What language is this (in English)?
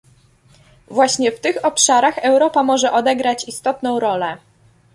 Polish